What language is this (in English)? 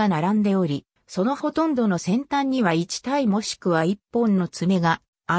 Japanese